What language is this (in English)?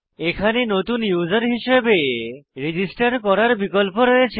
Bangla